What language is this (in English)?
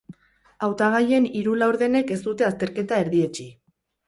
Basque